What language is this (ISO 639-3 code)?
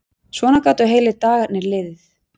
isl